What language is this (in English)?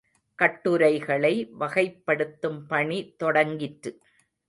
Tamil